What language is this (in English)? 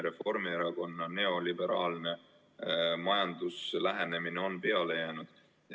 Estonian